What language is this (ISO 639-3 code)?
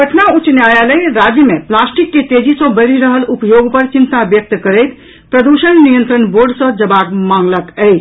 mai